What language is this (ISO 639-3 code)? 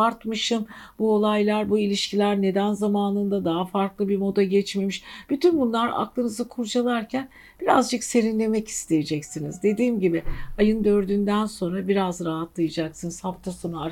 tur